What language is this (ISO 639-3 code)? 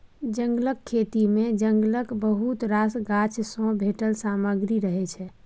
mai